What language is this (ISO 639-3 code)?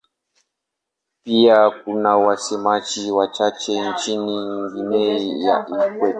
swa